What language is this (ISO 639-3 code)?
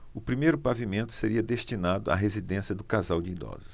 por